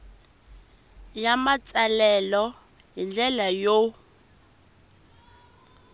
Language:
Tsonga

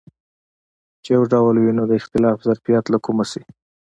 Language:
Pashto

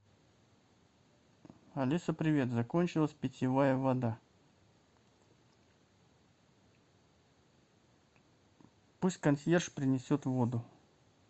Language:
Russian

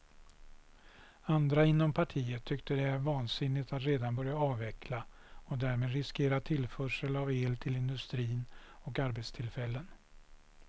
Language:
Swedish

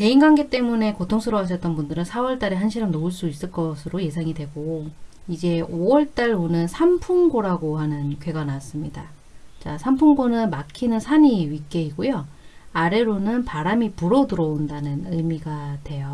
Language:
Korean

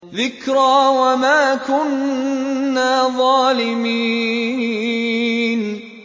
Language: Arabic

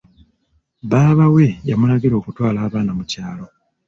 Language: Ganda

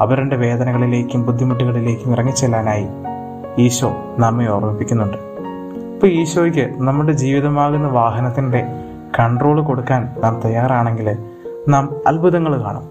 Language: Malayalam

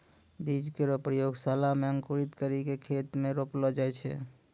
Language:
Maithili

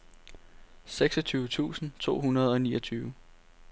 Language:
Danish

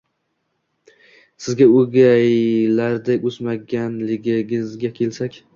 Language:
Uzbek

